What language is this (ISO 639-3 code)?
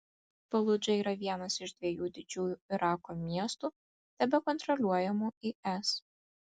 lit